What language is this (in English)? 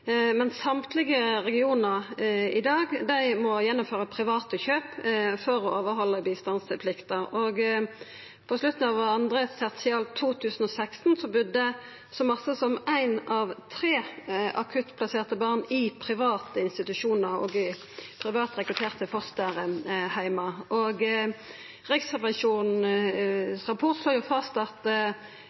Norwegian Nynorsk